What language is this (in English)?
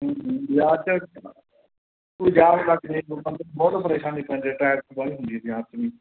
Punjabi